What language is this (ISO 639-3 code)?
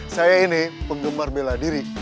ind